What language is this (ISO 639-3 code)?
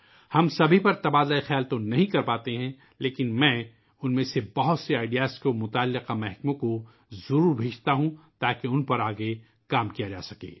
urd